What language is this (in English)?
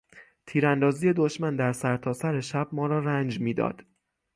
Persian